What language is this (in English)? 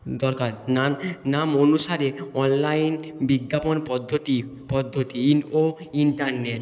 Bangla